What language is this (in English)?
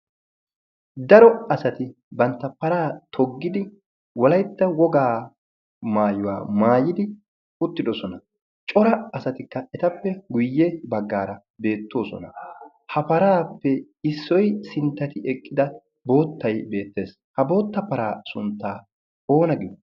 Wolaytta